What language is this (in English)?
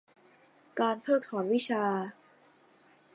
Thai